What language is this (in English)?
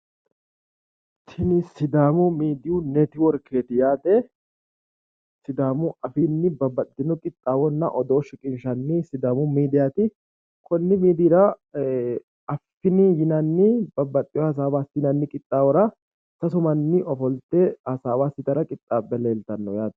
Sidamo